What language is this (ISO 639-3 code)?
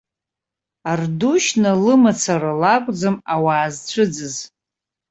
abk